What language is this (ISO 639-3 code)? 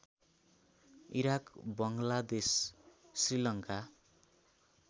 nep